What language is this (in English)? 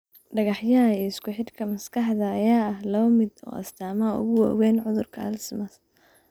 Somali